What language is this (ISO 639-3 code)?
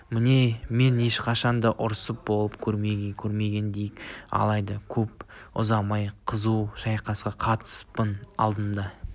kaz